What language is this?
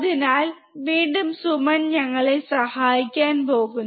Malayalam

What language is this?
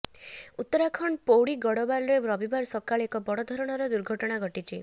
Odia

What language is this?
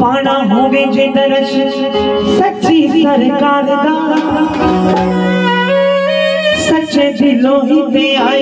Arabic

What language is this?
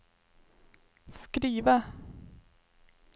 Swedish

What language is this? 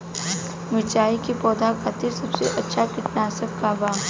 Bhojpuri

